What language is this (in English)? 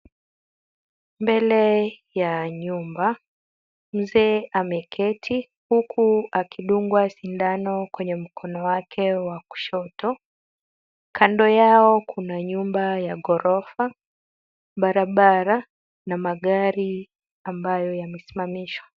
Swahili